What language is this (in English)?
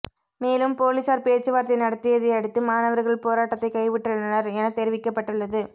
Tamil